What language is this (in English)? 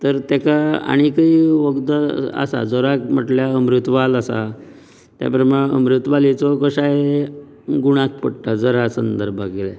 Konkani